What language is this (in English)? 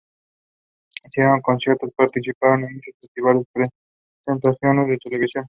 Spanish